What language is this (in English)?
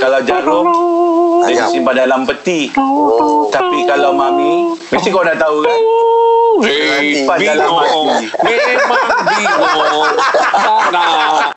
Malay